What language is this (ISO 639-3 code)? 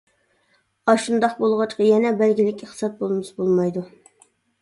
uig